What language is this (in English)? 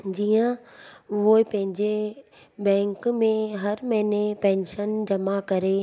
Sindhi